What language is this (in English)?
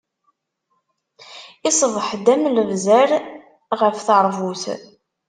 Kabyle